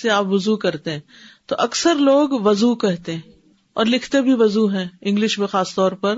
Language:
Urdu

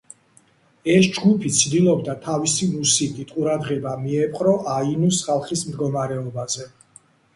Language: Georgian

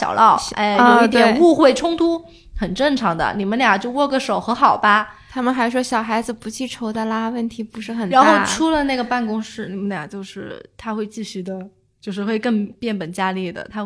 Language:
Chinese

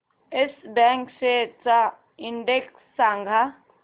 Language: Marathi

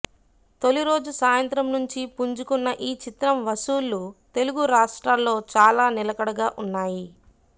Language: Telugu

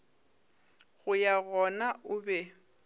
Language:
Northern Sotho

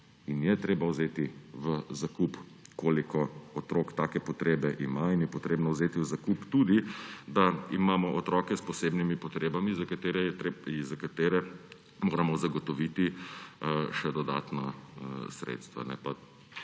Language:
Slovenian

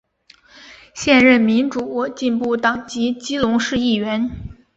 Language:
Chinese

